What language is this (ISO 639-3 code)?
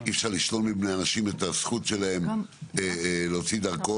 heb